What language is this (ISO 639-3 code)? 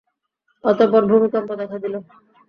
ben